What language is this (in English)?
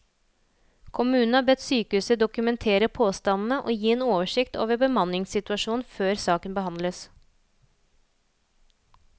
Norwegian